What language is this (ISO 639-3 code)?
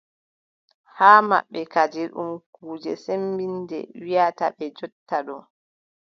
fub